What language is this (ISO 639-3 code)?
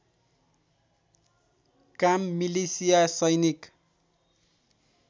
nep